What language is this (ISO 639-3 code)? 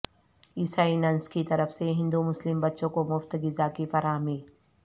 urd